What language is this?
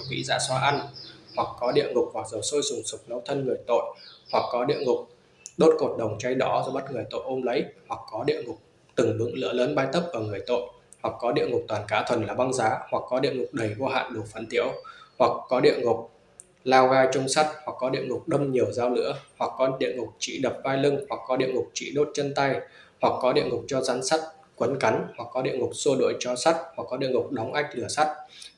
Vietnamese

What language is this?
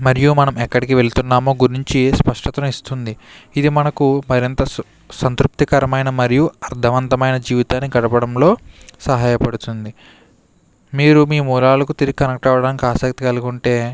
Telugu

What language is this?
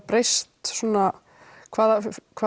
Icelandic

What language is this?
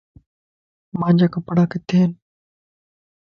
Lasi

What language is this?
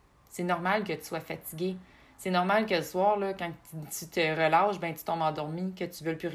French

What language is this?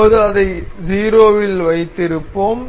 Tamil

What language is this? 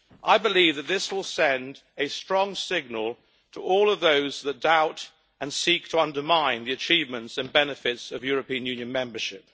English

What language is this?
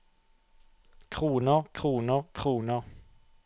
Norwegian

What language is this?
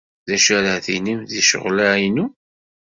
Kabyle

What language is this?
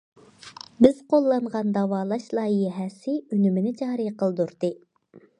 Uyghur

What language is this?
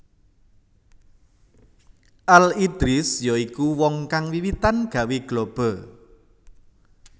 Javanese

